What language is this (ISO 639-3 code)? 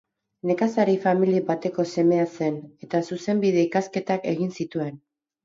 eus